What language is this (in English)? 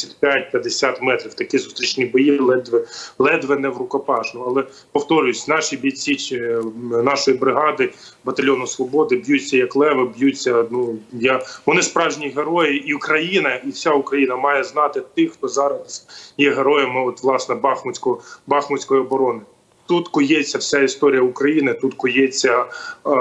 Ukrainian